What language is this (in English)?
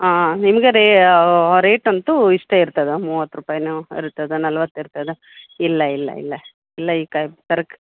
Kannada